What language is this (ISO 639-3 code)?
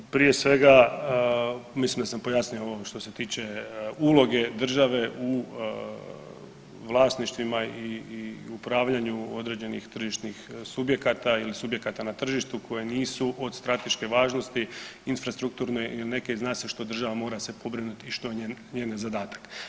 hrv